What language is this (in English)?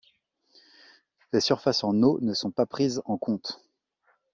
French